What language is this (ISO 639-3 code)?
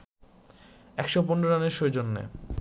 ben